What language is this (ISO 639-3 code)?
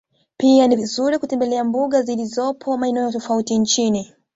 swa